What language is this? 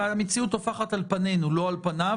Hebrew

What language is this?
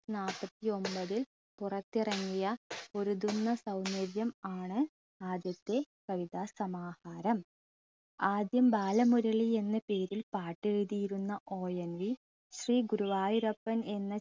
Malayalam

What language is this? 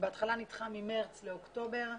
Hebrew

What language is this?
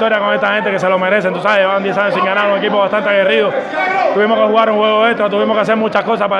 Spanish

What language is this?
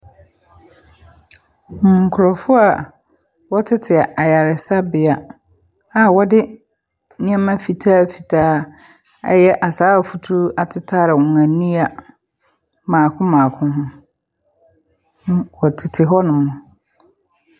Akan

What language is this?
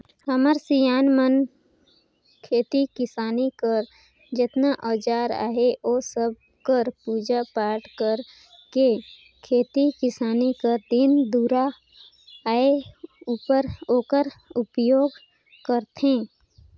Chhattisgarhi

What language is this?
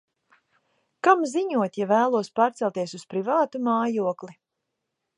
Latvian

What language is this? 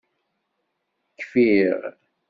Kabyle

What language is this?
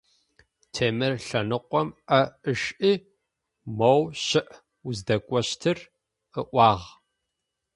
Adyghe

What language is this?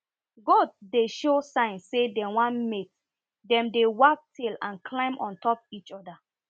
Nigerian Pidgin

